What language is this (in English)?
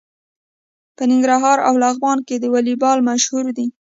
Pashto